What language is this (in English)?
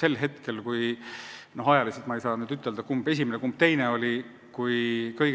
Estonian